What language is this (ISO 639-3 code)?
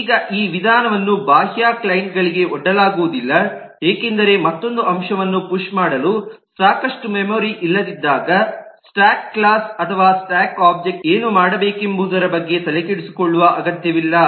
kan